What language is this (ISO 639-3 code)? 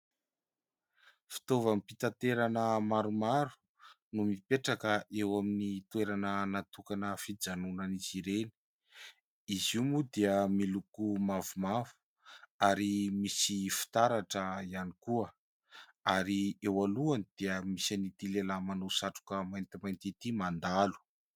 mlg